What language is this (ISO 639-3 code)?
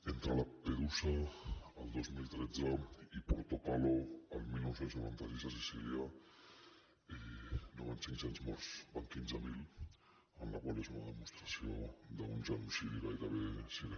cat